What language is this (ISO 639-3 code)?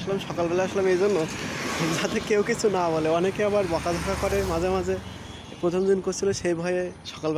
tur